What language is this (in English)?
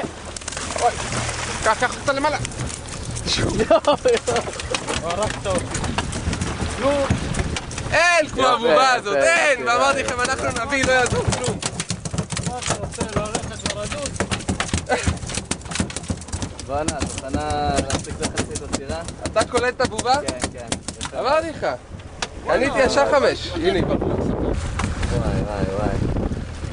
Hebrew